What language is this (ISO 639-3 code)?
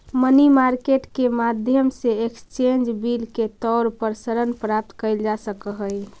mag